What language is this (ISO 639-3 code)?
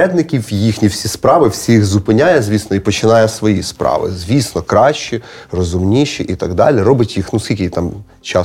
ukr